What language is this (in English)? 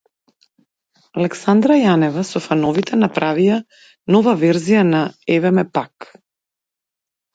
Macedonian